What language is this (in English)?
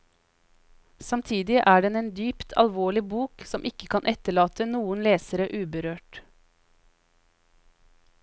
Norwegian